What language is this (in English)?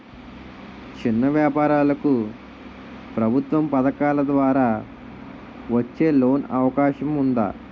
Telugu